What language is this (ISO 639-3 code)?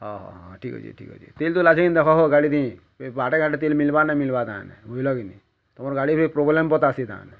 ori